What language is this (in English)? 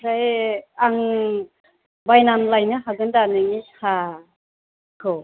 Bodo